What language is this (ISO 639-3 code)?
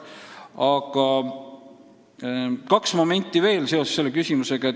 est